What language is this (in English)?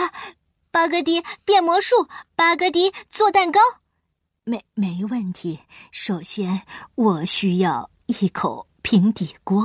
Chinese